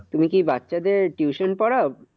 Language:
Bangla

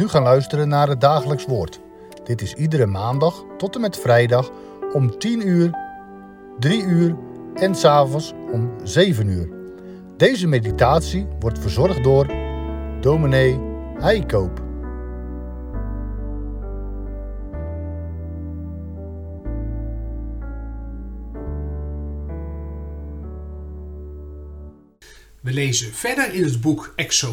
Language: Dutch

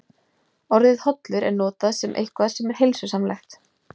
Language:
Icelandic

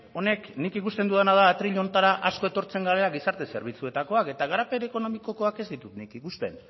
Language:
Basque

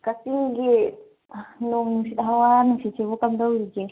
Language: Manipuri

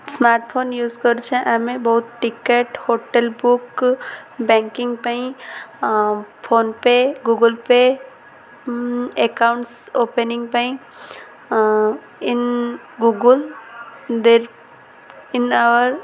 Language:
Odia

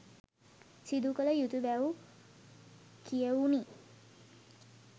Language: Sinhala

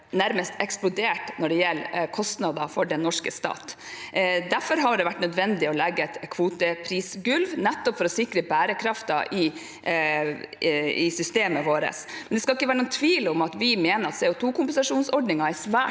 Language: Norwegian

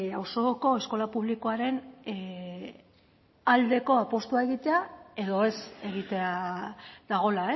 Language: Basque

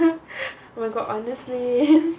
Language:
English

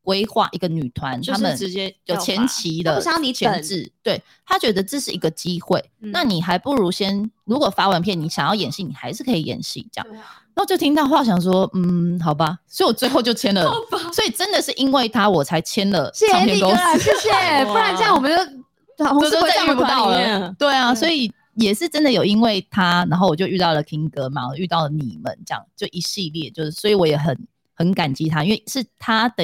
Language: Chinese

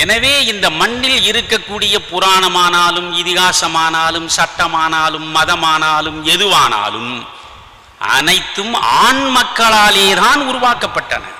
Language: Tamil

